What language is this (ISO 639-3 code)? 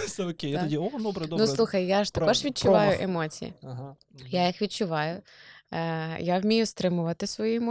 ukr